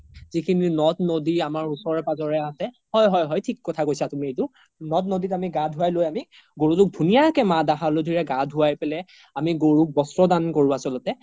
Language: Assamese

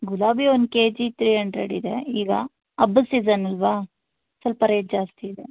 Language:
Kannada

